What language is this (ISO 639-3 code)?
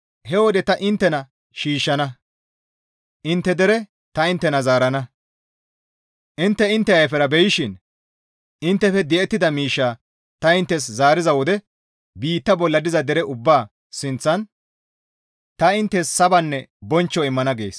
gmv